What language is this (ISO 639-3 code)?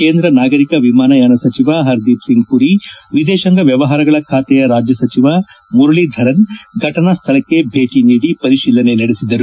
kan